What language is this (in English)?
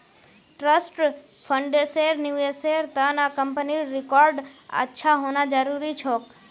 Magahi